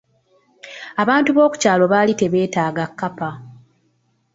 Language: Ganda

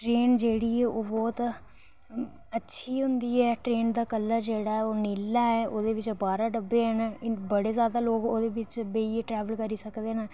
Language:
Dogri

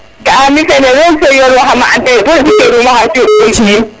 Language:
Serer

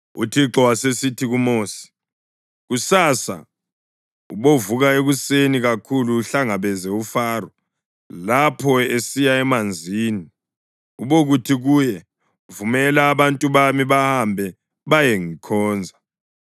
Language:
North Ndebele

